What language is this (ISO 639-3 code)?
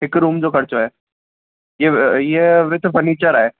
snd